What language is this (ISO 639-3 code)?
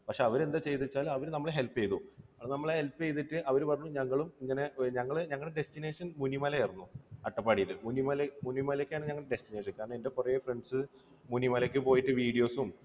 mal